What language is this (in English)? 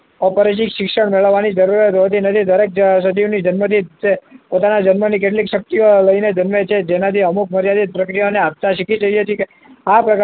Gujarati